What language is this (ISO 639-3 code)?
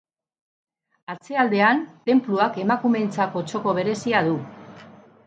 eus